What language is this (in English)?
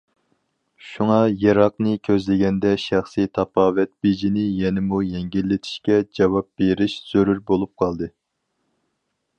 Uyghur